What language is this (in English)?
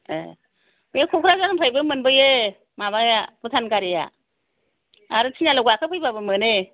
Bodo